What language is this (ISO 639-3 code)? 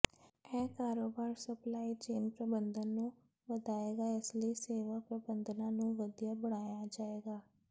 pan